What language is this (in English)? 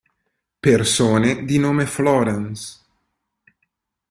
Italian